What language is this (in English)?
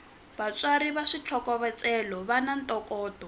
Tsonga